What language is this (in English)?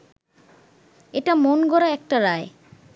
Bangla